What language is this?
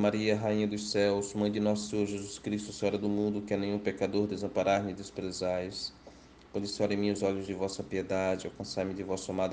Portuguese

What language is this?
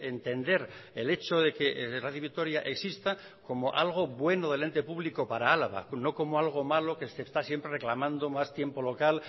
Spanish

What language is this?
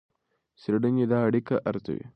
Pashto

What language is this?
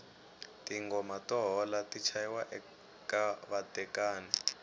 Tsonga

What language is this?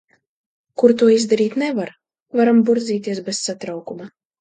Latvian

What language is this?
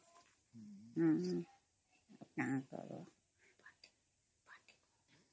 Odia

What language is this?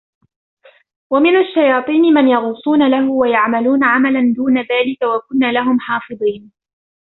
Arabic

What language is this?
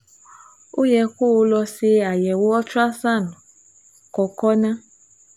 Yoruba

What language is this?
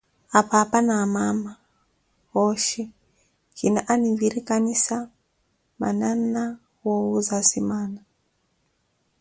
Koti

